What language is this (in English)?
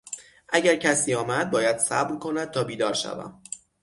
Persian